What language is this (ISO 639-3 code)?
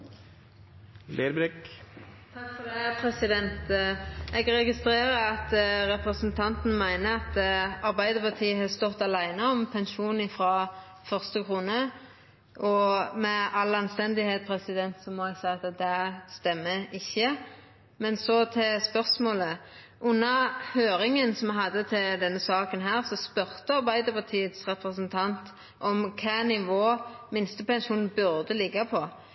nno